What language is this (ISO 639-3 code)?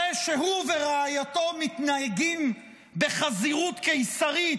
heb